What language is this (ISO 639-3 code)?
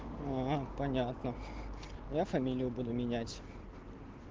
rus